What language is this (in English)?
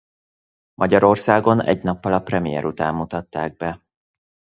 Hungarian